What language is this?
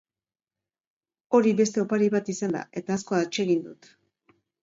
Basque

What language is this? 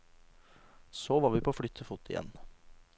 Norwegian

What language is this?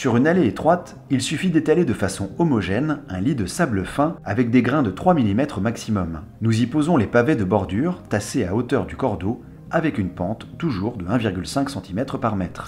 French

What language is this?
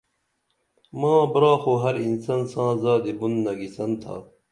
Dameli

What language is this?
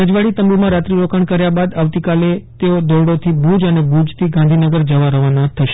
Gujarati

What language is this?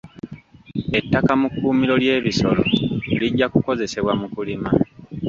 Ganda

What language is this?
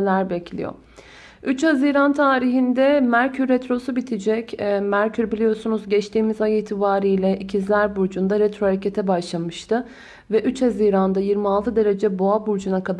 Turkish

